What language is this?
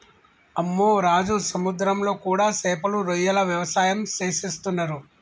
Telugu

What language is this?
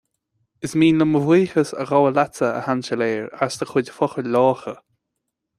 Irish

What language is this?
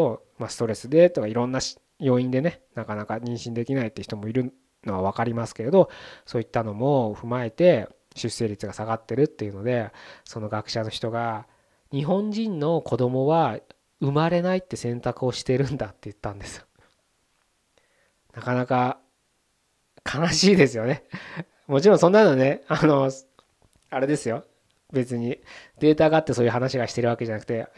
Japanese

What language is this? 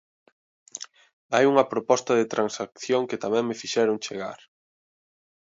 Galician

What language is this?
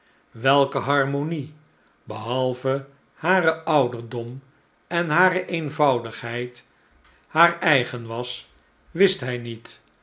Dutch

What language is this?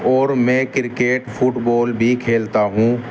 Urdu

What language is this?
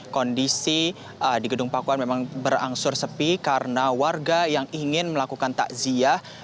Indonesian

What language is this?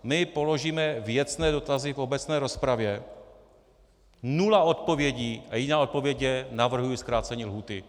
Czech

